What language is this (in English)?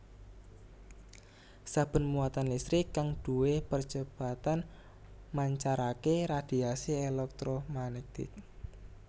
Javanese